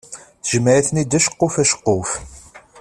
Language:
Kabyle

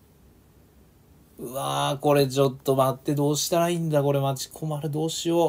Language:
Japanese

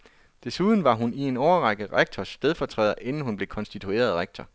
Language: Danish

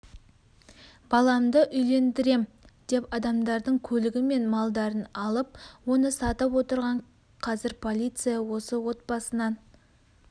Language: Kazakh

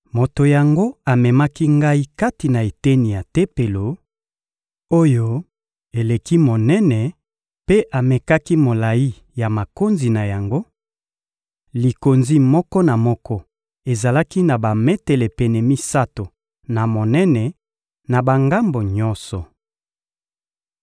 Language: Lingala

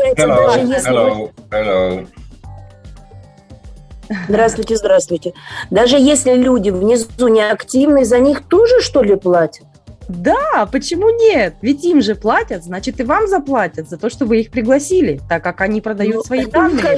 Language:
Russian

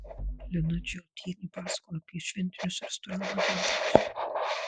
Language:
Lithuanian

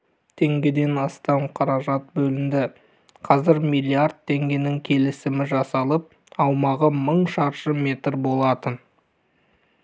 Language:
Kazakh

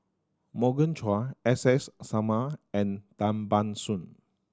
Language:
English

